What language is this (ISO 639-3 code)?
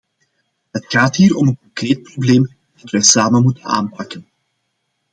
nld